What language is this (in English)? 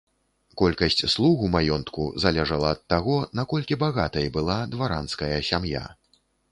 Belarusian